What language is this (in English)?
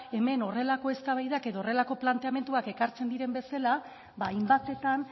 Basque